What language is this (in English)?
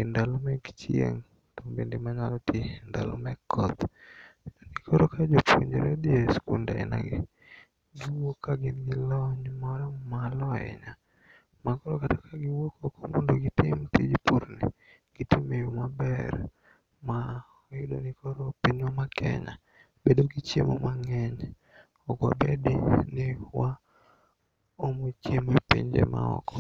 Luo (Kenya and Tanzania)